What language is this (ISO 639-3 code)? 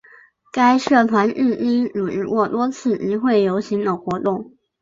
zho